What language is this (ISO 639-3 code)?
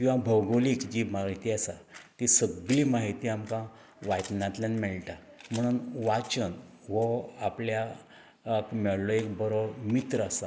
kok